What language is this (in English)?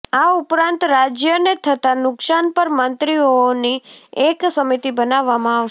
Gujarati